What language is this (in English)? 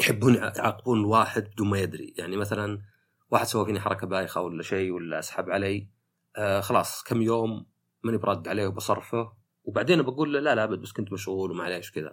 Arabic